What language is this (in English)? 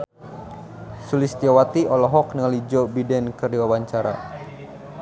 Sundanese